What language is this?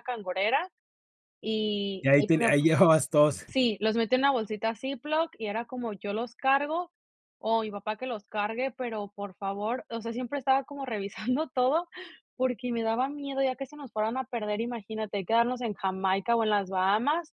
Spanish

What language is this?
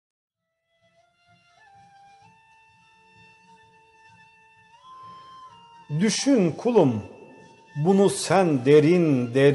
Turkish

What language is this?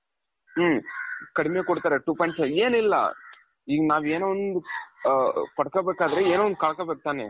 Kannada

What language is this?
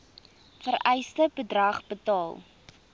Afrikaans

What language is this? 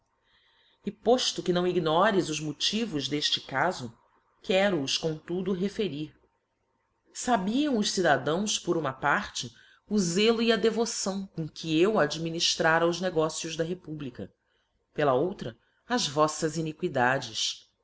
Portuguese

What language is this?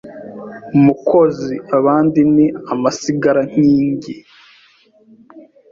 Kinyarwanda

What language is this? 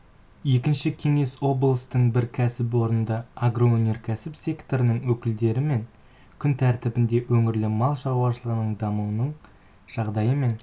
Kazakh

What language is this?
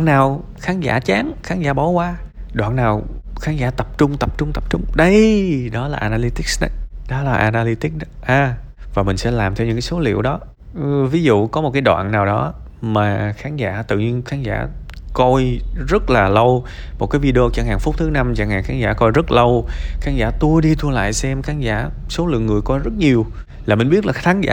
Vietnamese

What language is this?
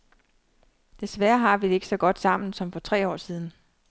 Danish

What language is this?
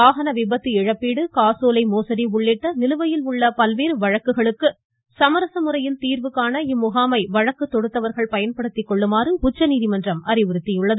Tamil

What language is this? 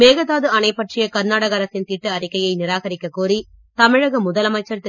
Tamil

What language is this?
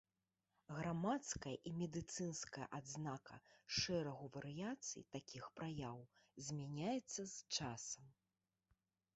Belarusian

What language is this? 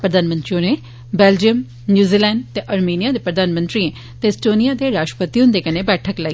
Dogri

